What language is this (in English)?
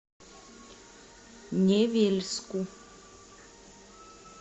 Russian